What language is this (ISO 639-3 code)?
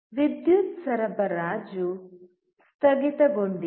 kan